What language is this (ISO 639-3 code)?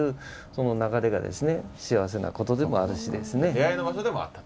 jpn